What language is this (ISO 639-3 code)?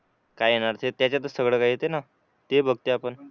mar